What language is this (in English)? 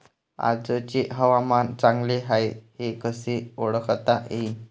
Marathi